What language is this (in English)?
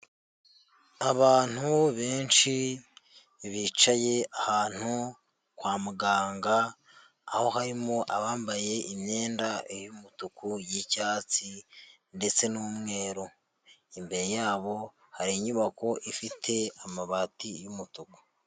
Kinyarwanda